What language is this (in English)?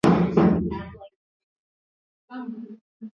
Swahili